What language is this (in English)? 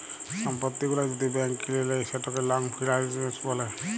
Bangla